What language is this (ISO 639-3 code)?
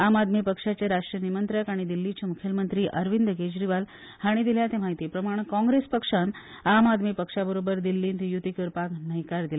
kok